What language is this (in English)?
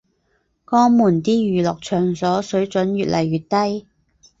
Cantonese